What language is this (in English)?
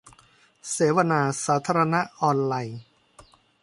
Thai